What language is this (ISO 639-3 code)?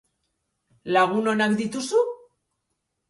eus